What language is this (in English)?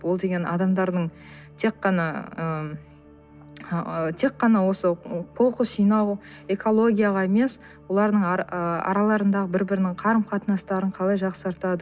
Kazakh